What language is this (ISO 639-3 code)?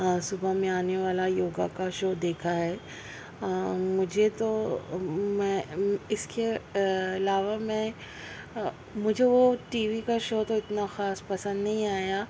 urd